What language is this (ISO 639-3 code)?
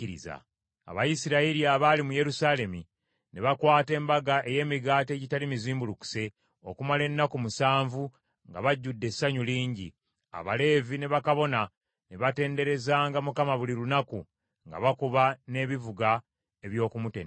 lug